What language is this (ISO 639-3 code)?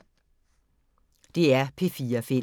dan